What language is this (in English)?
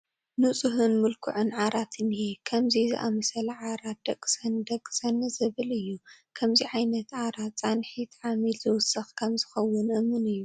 Tigrinya